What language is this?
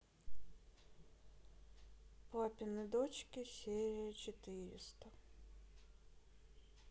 Russian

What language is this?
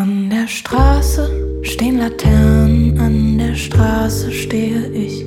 Turkish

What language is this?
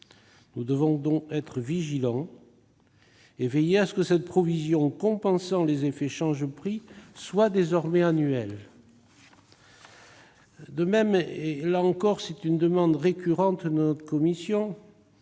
French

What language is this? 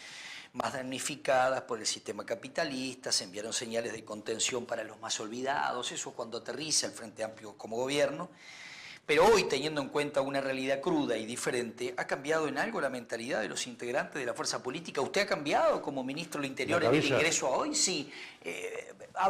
Spanish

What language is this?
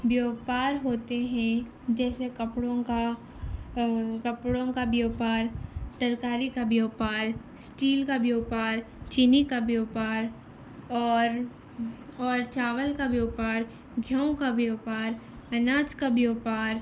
Urdu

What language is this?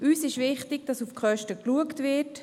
Swiss German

